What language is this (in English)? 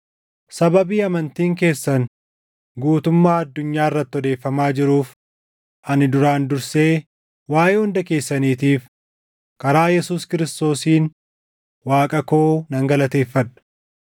Oromo